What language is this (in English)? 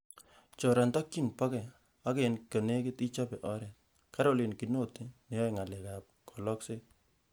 Kalenjin